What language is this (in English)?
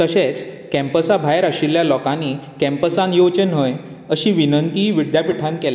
Konkani